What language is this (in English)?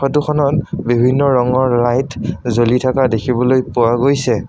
Assamese